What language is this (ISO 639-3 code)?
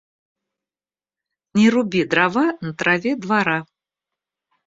rus